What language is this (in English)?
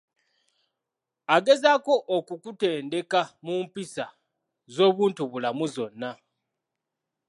Ganda